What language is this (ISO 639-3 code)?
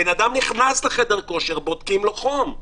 heb